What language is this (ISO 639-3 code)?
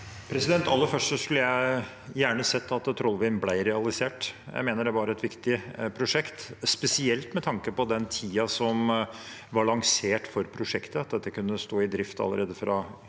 nor